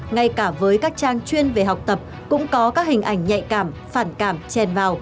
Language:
Vietnamese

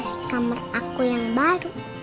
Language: Indonesian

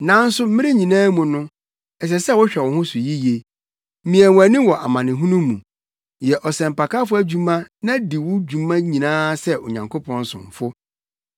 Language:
Akan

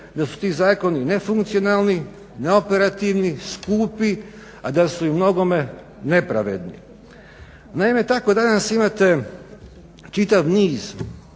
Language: Croatian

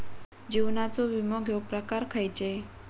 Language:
Marathi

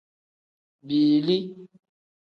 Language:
Tem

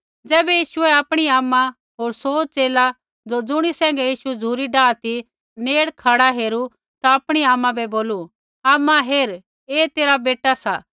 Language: Kullu Pahari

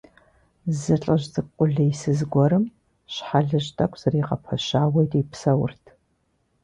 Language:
Kabardian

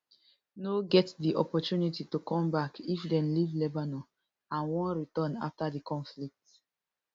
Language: Nigerian Pidgin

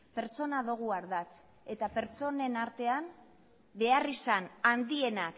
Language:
Basque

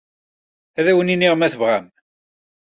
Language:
Kabyle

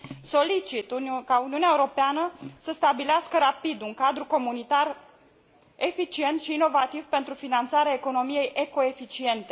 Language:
Romanian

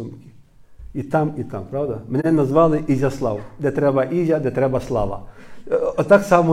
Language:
Ukrainian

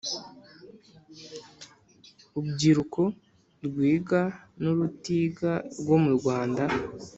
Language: Kinyarwanda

